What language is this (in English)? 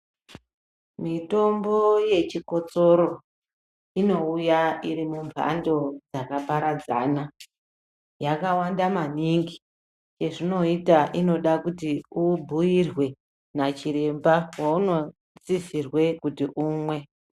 Ndau